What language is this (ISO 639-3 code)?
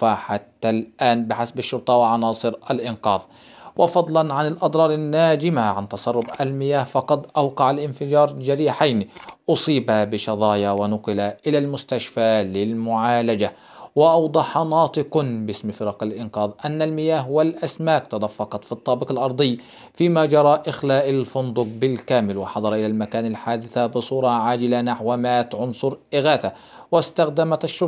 ara